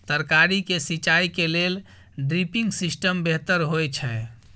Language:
Maithili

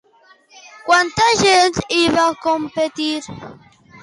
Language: Catalan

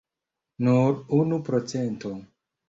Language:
Esperanto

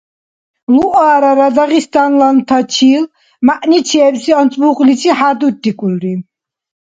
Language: Dargwa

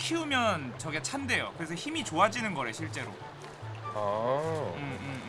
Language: Korean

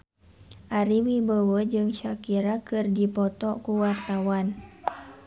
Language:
Sundanese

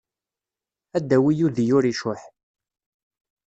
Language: Kabyle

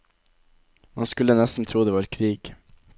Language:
Norwegian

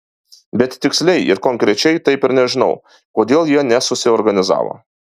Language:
Lithuanian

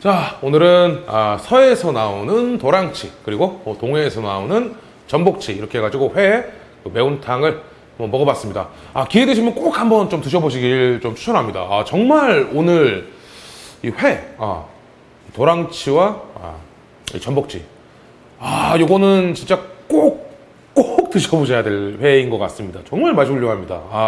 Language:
Korean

